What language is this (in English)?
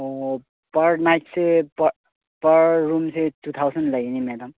Manipuri